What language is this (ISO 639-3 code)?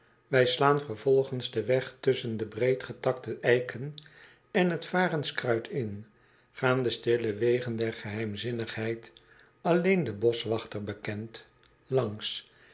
nld